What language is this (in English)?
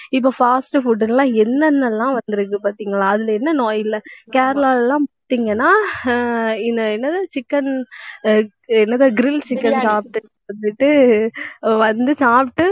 Tamil